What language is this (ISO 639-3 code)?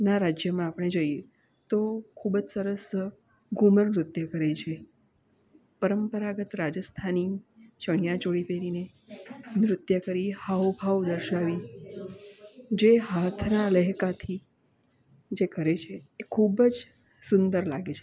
guj